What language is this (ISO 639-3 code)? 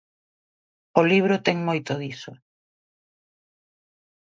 glg